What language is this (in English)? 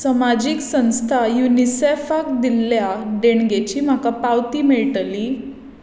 Konkani